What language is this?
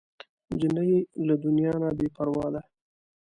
Pashto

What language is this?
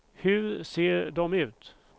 Swedish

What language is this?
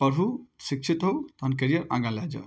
Maithili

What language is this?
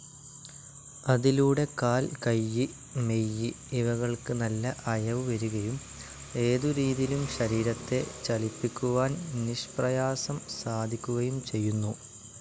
Malayalam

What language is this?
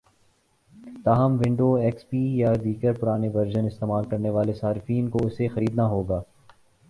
Urdu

